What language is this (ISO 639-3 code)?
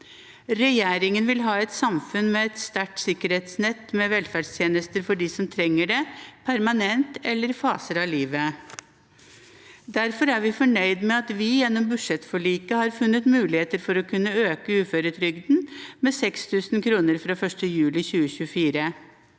nor